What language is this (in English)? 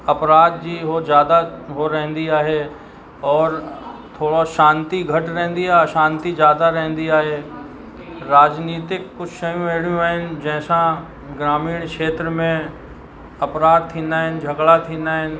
Sindhi